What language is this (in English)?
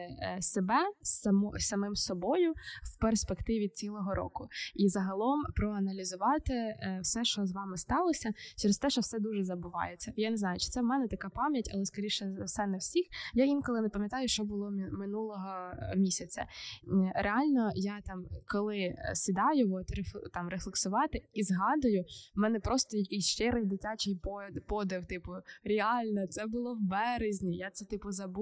Ukrainian